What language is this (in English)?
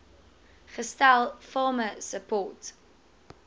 Afrikaans